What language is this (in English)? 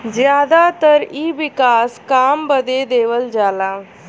Bhojpuri